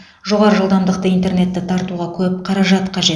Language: Kazakh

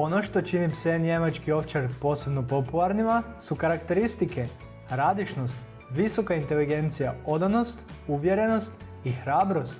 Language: Croatian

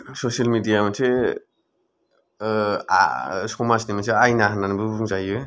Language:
Bodo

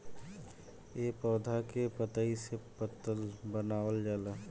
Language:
Bhojpuri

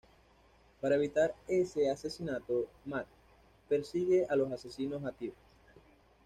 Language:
Spanish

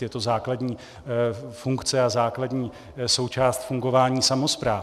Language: Czech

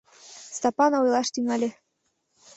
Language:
Mari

